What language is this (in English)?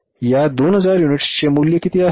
Marathi